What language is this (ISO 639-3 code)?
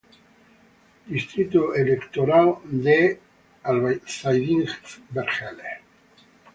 spa